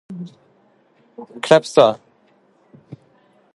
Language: Norwegian Bokmål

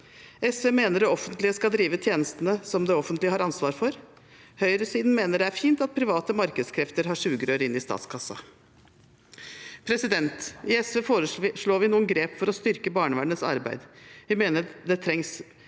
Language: Norwegian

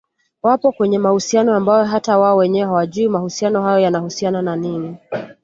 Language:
Swahili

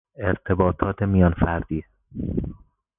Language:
Persian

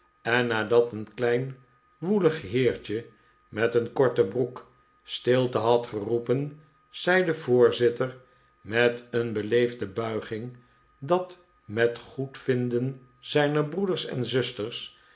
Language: Dutch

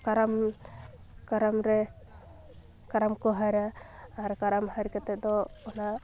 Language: Santali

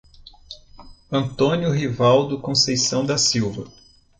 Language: Portuguese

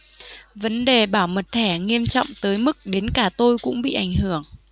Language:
Vietnamese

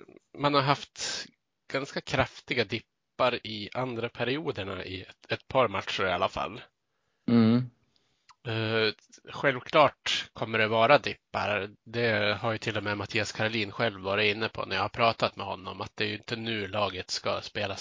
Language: Swedish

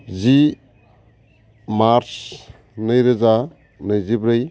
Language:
Bodo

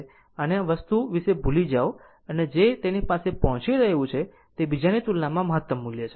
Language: Gujarati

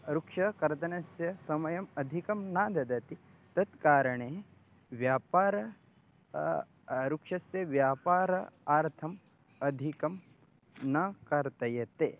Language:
Sanskrit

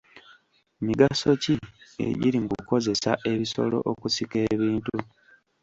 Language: Ganda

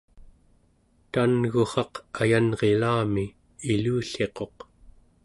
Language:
Central Yupik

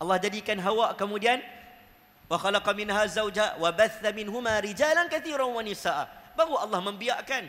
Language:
Malay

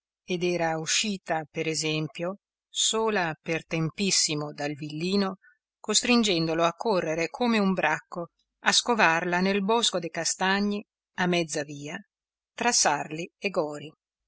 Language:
Italian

